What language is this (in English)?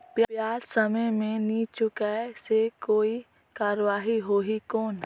Chhattisgarhi